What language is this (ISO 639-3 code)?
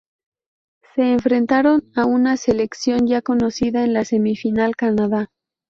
spa